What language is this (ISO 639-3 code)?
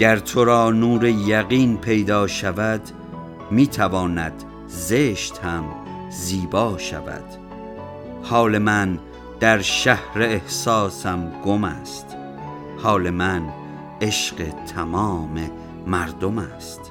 fas